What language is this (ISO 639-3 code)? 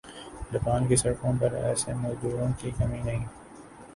urd